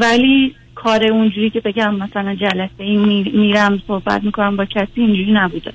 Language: Persian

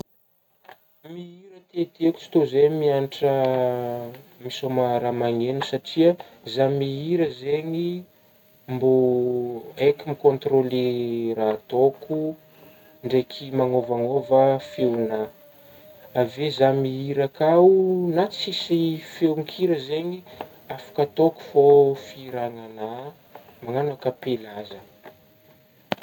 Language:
Northern Betsimisaraka Malagasy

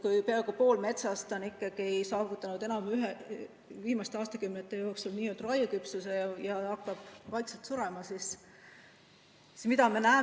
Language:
Estonian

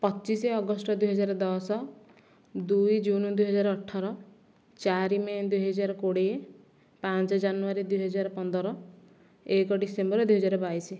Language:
Odia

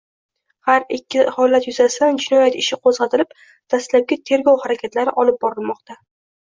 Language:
Uzbek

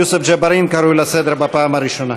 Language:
Hebrew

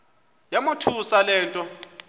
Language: Xhosa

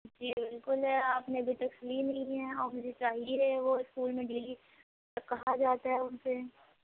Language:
Urdu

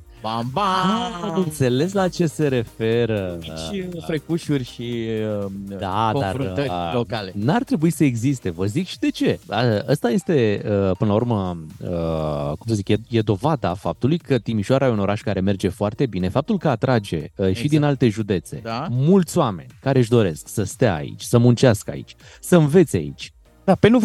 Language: Romanian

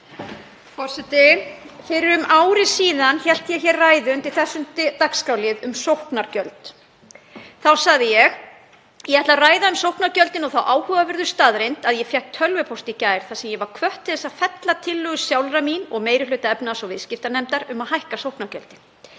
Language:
Icelandic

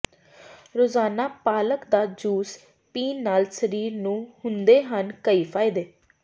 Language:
Punjabi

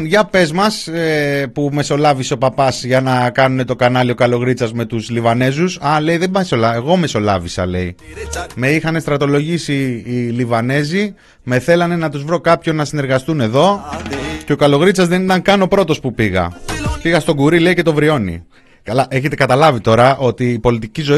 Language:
Greek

